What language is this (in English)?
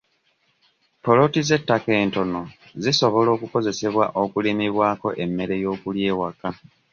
Ganda